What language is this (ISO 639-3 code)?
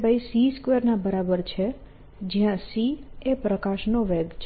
guj